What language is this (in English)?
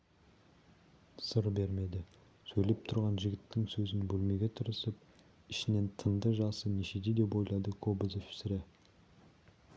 Kazakh